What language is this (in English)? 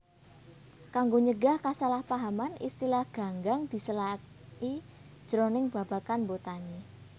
Javanese